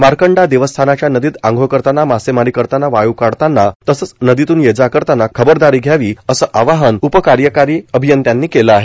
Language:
Marathi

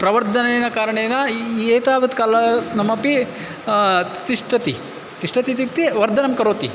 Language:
Sanskrit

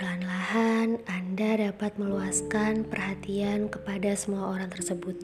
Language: Indonesian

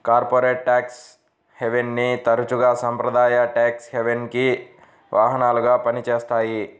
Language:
Telugu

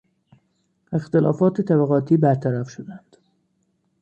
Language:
Persian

